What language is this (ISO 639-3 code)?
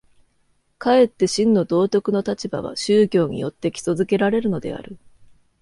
jpn